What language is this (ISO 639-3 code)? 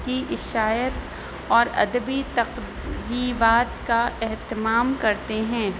urd